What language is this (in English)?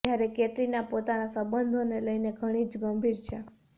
Gujarati